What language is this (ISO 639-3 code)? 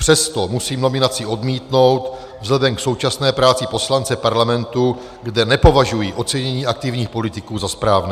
ces